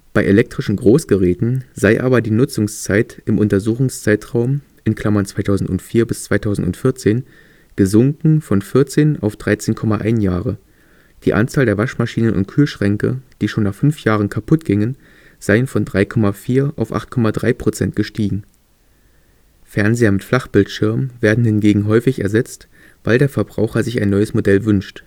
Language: German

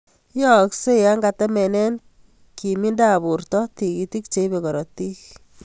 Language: Kalenjin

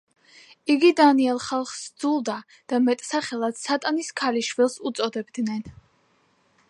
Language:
Georgian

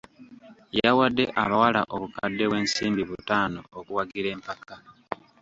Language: Ganda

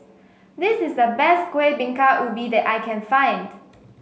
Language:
English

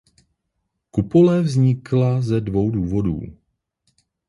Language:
Czech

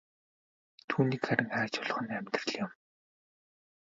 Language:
Mongolian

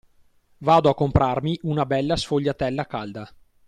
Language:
Italian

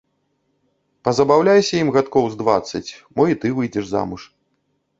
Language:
Belarusian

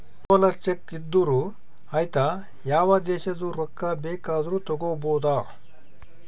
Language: Kannada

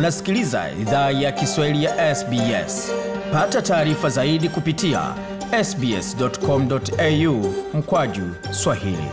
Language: Swahili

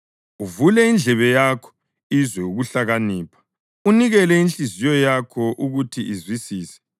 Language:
North Ndebele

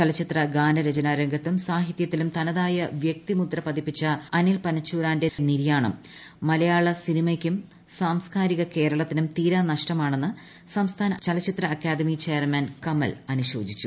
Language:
Malayalam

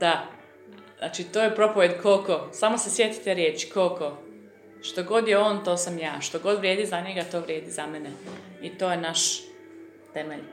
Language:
Croatian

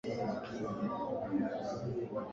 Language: Swahili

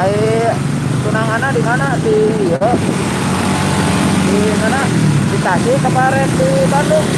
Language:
Indonesian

